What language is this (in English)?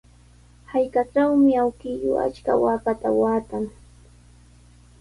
Sihuas Ancash Quechua